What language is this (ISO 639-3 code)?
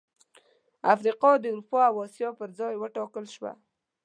pus